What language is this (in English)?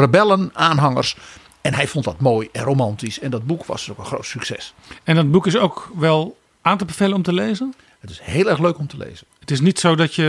Dutch